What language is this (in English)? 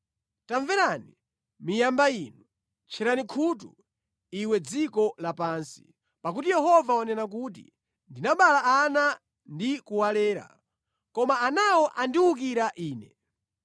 Nyanja